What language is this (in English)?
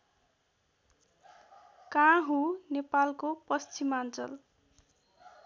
Nepali